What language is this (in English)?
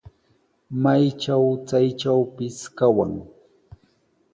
Sihuas Ancash Quechua